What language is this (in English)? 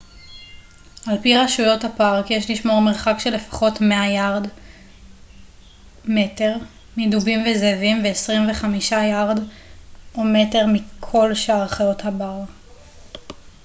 Hebrew